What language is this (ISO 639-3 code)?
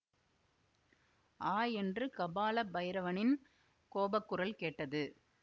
tam